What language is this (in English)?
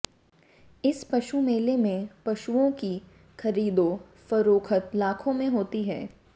Hindi